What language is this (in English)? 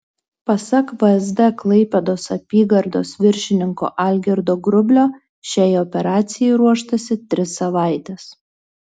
Lithuanian